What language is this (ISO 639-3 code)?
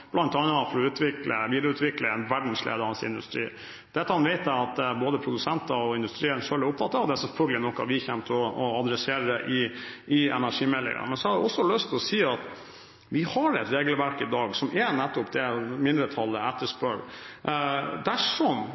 nob